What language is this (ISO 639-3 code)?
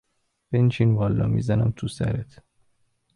fas